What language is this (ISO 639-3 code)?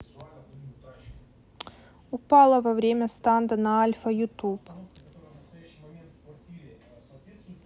rus